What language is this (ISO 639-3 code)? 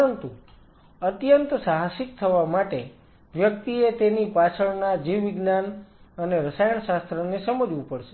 guj